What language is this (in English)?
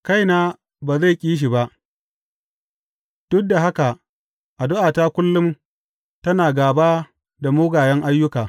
Hausa